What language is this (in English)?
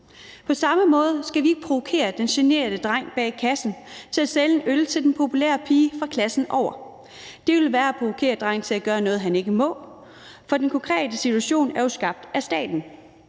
Danish